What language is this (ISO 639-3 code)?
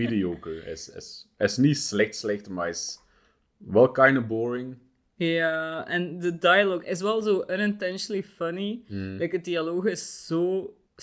nld